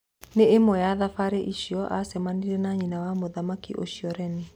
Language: Kikuyu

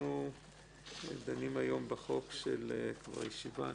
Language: Hebrew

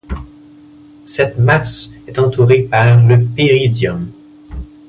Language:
French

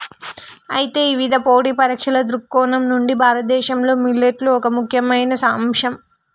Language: Telugu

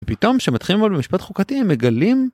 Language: Hebrew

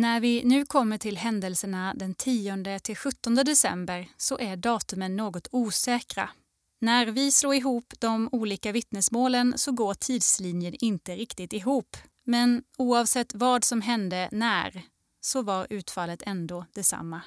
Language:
Swedish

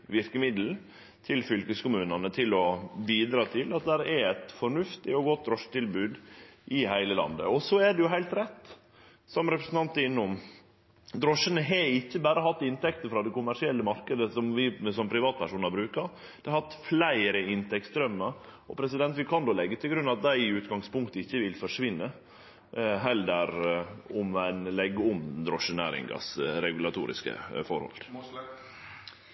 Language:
Norwegian Nynorsk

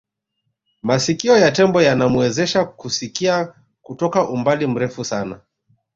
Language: Swahili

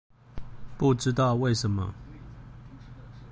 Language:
Chinese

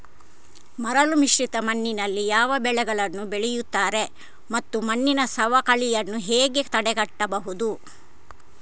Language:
Kannada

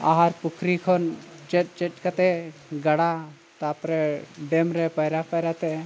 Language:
Santali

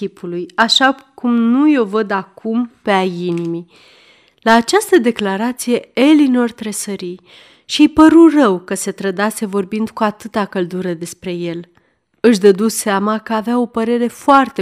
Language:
Romanian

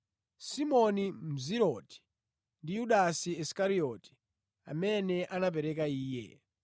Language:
Nyanja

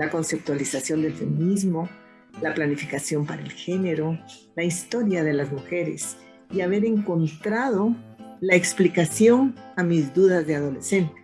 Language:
Spanish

